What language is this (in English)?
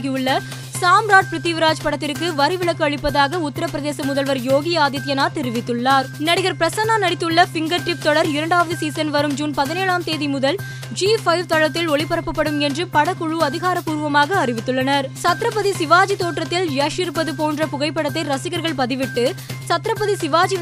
Tamil